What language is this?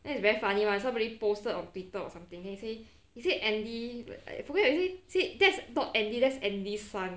English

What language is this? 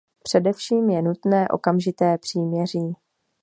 Czech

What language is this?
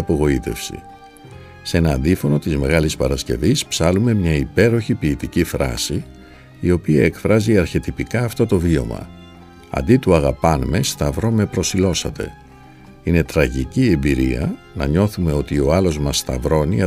Greek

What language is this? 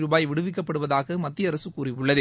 Tamil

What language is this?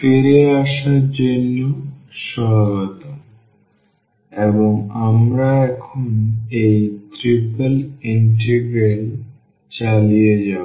Bangla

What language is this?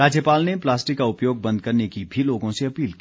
Hindi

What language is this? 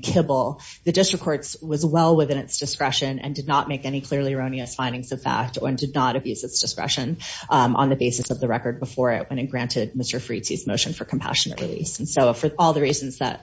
English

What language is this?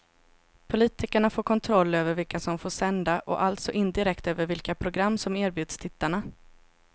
Swedish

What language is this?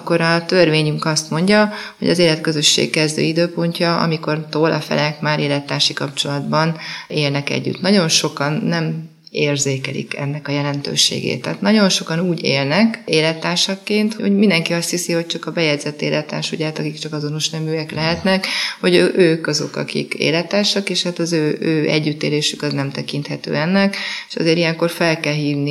Hungarian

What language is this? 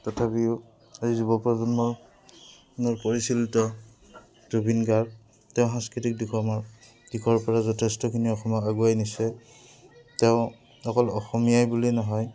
Assamese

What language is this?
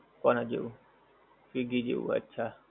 Gujarati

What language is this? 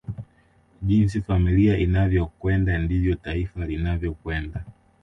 Swahili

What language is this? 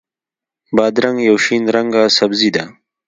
Pashto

